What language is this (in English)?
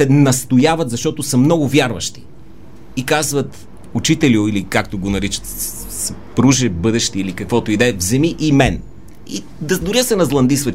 Bulgarian